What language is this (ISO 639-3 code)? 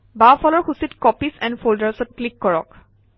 asm